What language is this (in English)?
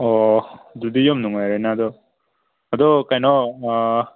Manipuri